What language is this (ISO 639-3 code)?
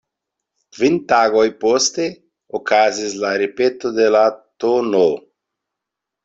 epo